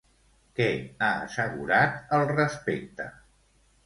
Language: Catalan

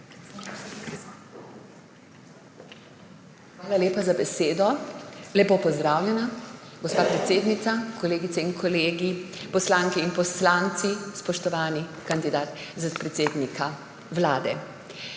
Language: Slovenian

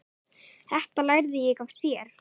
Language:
Icelandic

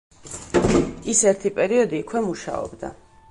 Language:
Georgian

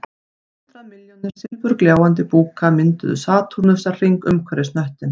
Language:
Icelandic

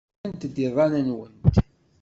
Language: Kabyle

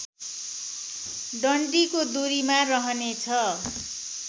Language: Nepali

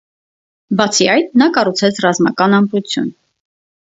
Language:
Armenian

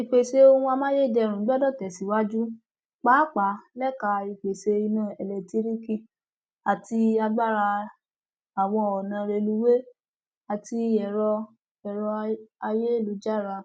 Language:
Yoruba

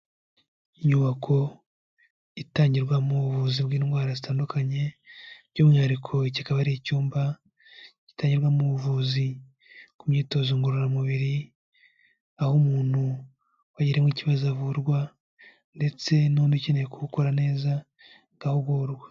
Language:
Kinyarwanda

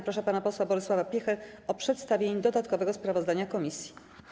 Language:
Polish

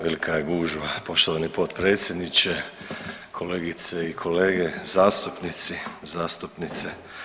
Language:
Croatian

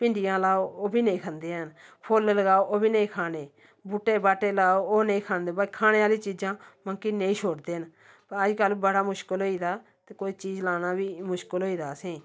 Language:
Dogri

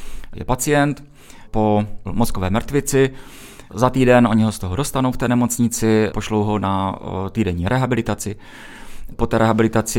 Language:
Czech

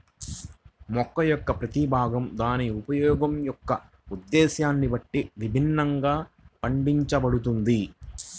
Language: Telugu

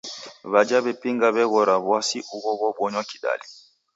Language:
Taita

